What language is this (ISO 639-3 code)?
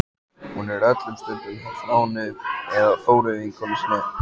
isl